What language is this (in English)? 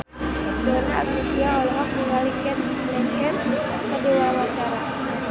Sundanese